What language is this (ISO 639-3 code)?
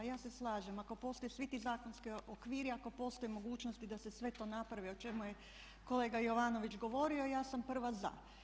hrv